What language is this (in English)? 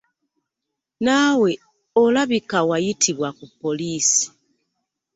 Ganda